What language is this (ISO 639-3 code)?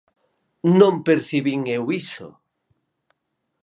glg